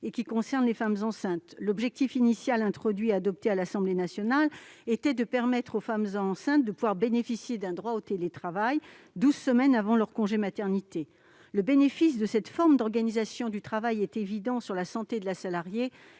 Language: French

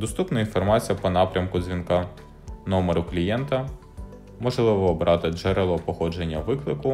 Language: Ukrainian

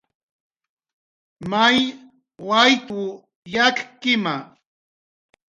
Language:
Jaqaru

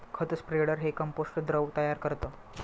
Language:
Marathi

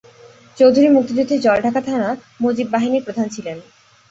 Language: Bangla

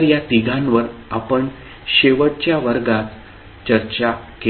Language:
Marathi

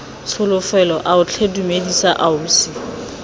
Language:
Tswana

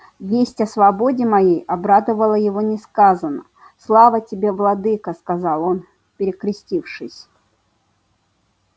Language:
Russian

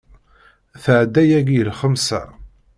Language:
Kabyle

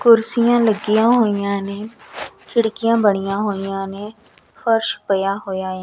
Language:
Punjabi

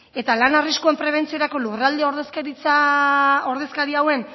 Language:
Basque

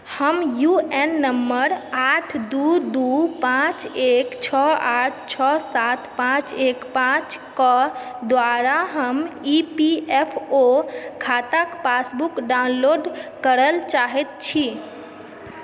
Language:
Maithili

